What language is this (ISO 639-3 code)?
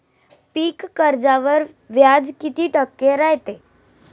mar